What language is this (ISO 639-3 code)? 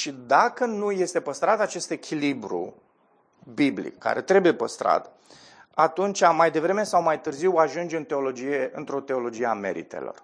ron